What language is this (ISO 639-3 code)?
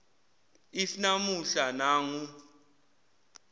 zul